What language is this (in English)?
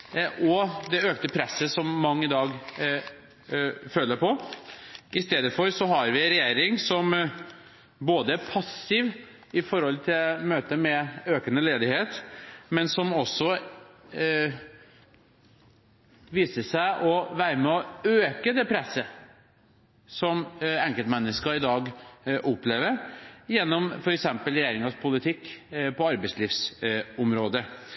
Norwegian Bokmål